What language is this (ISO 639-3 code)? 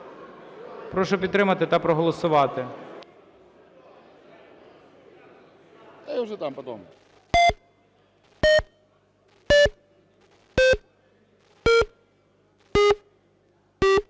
ukr